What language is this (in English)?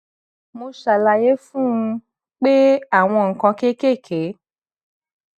Yoruba